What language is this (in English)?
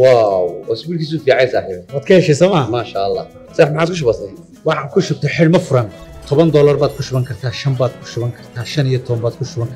Arabic